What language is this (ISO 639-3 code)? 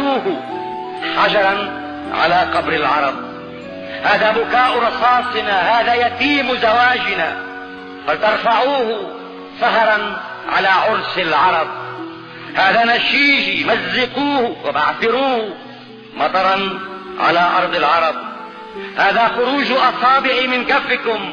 ara